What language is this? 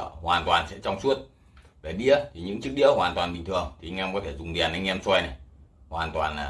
Vietnamese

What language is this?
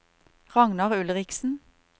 Norwegian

